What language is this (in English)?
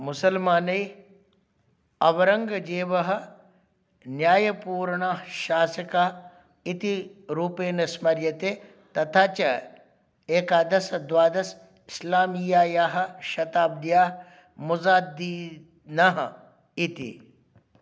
Sanskrit